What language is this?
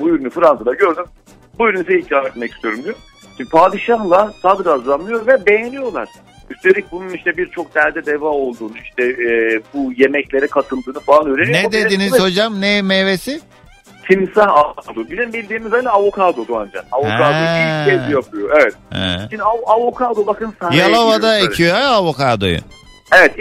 Turkish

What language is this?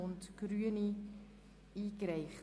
Swiss German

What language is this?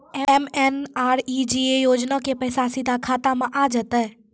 Maithili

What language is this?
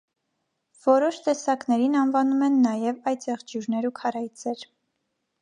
Armenian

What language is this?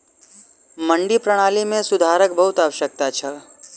Maithili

